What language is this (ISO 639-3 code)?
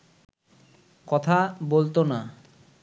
ben